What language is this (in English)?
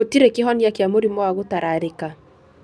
Kikuyu